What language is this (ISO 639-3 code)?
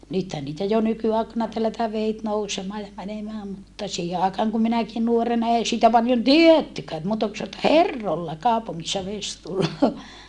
fin